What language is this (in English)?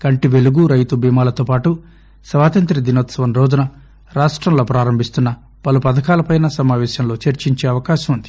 Telugu